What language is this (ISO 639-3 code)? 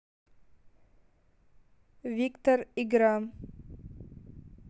rus